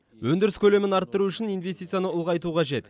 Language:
Kazakh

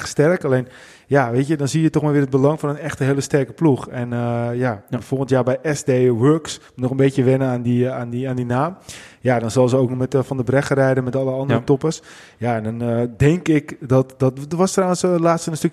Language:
Dutch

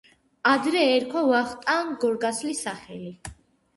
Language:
Georgian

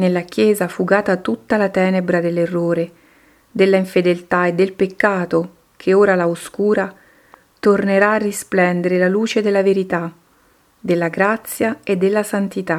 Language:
Italian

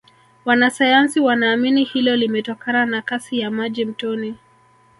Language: Swahili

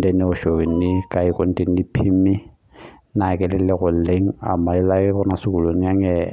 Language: Masai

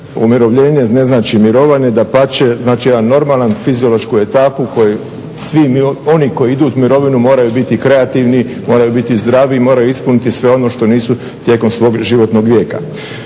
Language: Croatian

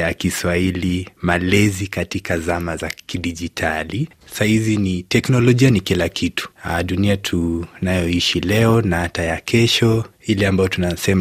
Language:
Swahili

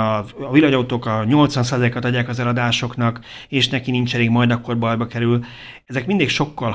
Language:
Hungarian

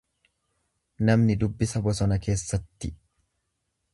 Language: Oromo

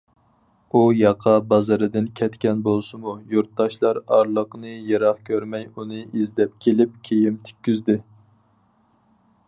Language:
Uyghur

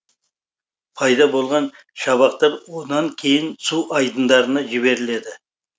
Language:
Kazakh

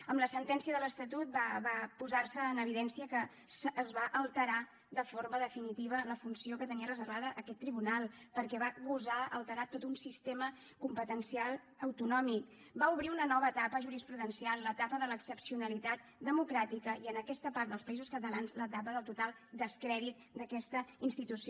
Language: Catalan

